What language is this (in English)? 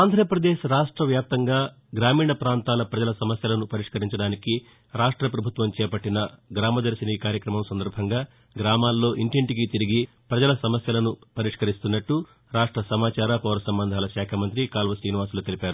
Telugu